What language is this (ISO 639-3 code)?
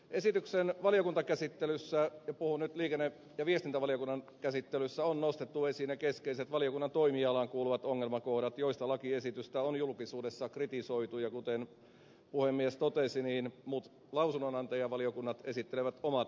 fin